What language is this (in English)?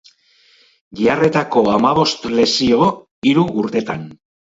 Basque